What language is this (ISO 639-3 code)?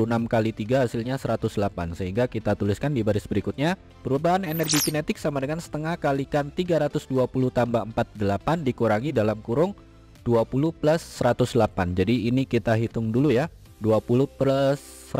ind